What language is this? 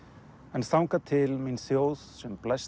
Icelandic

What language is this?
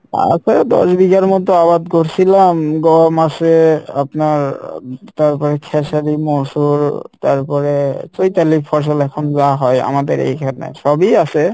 Bangla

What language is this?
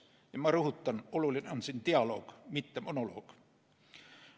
Estonian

